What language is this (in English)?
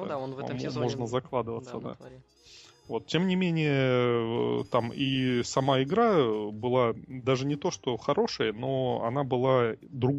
Russian